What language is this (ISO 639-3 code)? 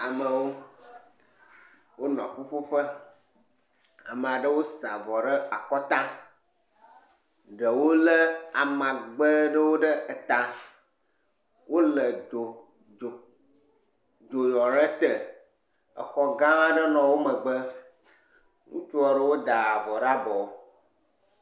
ewe